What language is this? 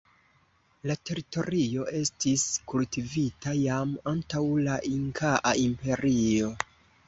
Esperanto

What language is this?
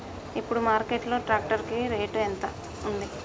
Telugu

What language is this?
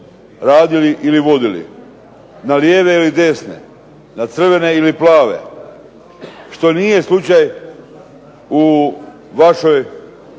Croatian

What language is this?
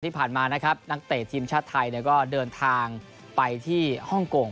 Thai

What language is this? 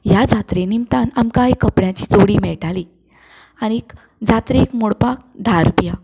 Konkani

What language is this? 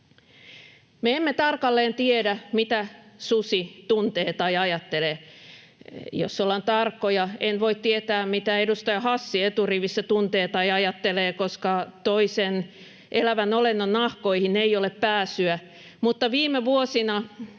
Finnish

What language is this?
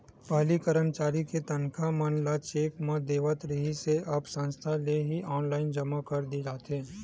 Chhattisgarhi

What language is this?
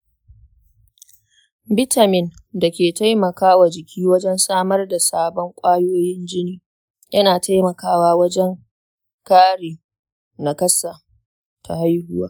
Hausa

